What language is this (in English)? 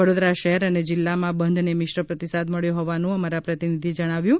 Gujarati